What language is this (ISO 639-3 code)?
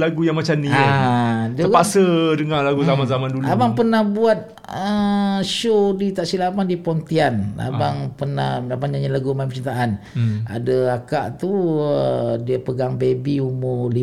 msa